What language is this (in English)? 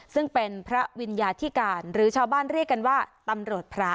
Thai